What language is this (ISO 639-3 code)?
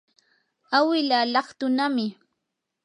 qur